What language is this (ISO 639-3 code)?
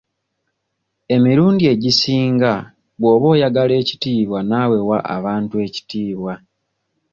lug